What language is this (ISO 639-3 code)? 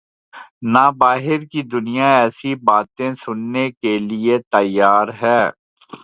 urd